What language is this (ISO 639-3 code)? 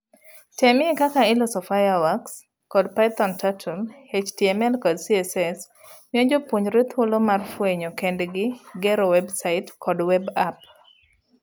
luo